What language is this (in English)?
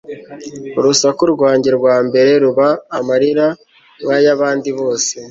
Kinyarwanda